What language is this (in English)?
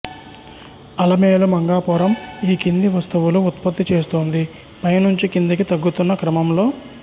Telugu